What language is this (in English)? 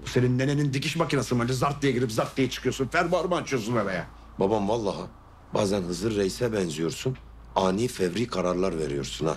Turkish